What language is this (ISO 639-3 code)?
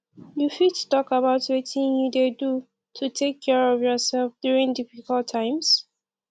pcm